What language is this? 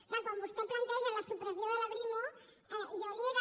Catalan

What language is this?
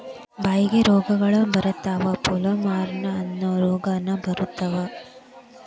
Kannada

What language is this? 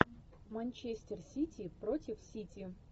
Russian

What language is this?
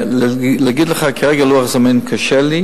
Hebrew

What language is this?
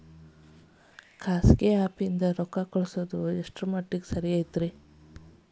Kannada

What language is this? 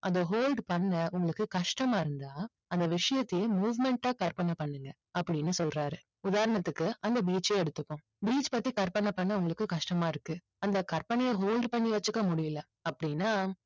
Tamil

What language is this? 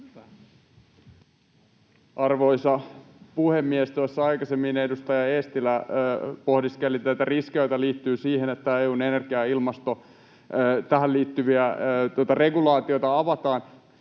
Finnish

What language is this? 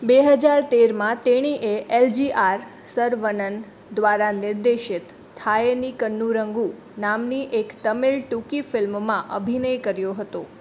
Gujarati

